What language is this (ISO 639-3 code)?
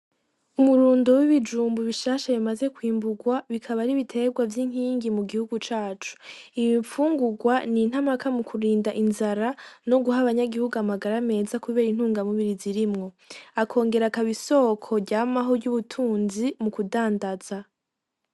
run